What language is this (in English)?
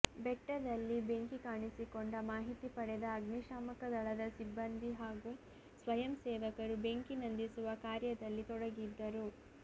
Kannada